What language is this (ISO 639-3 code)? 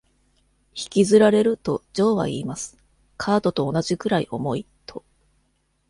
jpn